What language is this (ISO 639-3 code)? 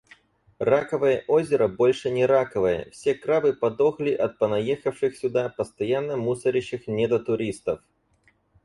rus